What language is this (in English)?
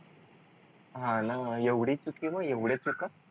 Marathi